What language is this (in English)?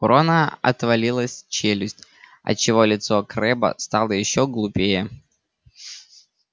Russian